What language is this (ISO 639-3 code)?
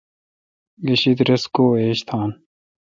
xka